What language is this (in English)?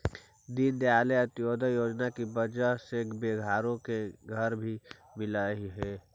Magahi